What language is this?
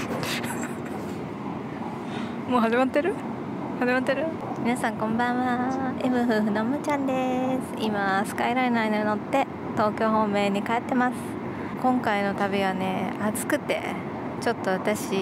Japanese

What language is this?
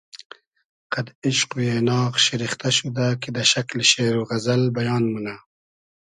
Hazaragi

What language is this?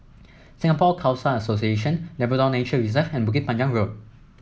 English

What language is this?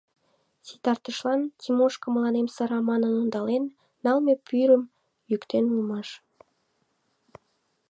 Mari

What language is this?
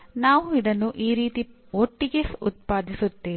Kannada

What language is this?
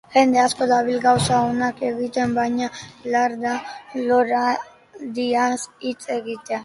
Basque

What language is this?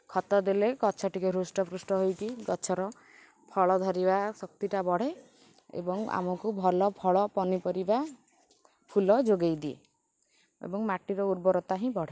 Odia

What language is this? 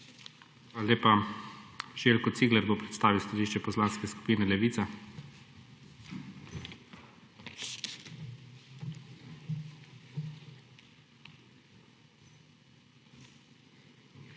Slovenian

